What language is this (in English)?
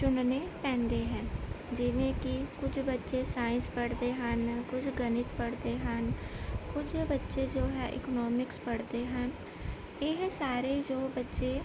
Punjabi